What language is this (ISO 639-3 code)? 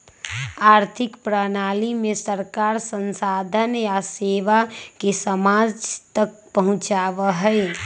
mag